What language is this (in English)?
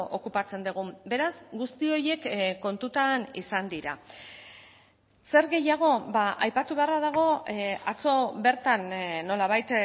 Basque